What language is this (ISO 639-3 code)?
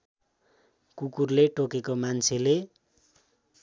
nep